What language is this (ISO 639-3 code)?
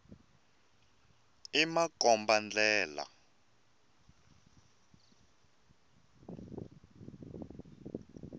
tso